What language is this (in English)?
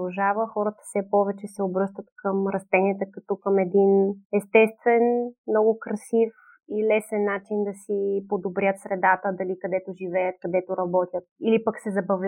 Bulgarian